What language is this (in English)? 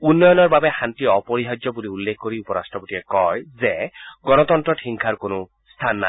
Assamese